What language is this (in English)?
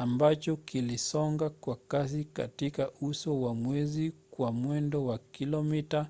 Swahili